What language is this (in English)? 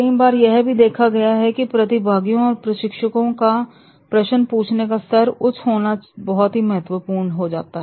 Hindi